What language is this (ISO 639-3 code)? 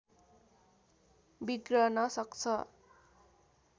nep